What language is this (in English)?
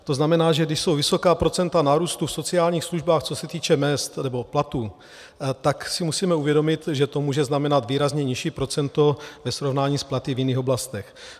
Czech